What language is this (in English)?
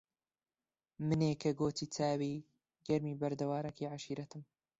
Central Kurdish